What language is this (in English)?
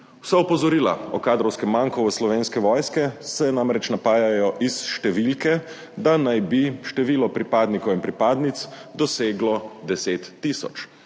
Slovenian